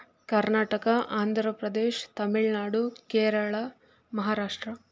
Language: Kannada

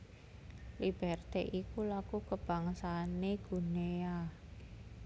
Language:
Javanese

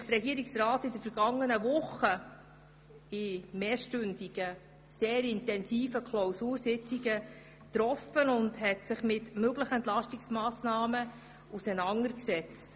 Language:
Swiss German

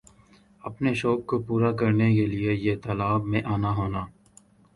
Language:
Urdu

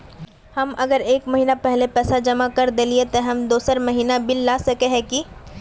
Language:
Magahi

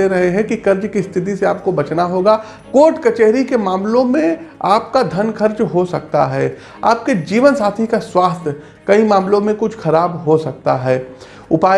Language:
Hindi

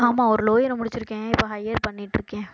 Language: Tamil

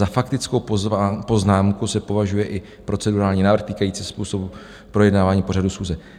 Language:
Czech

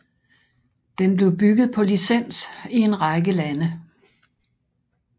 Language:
Danish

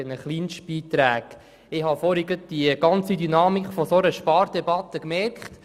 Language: Swiss German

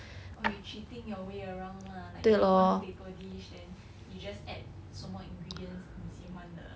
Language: English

